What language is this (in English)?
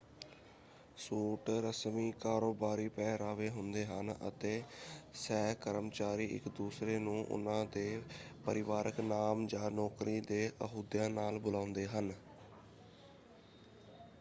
Punjabi